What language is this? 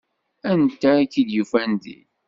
Kabyle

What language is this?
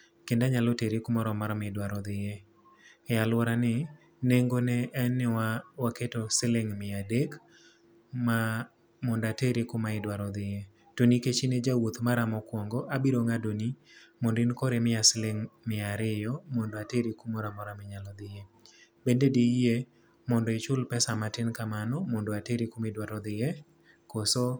Luo (Kenya and Tanzania)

